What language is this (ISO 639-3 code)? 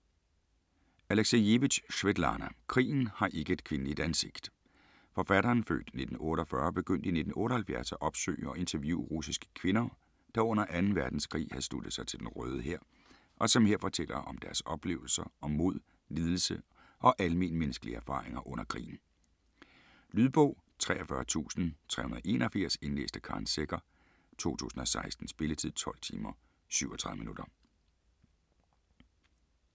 dan